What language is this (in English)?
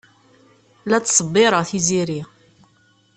Kabyle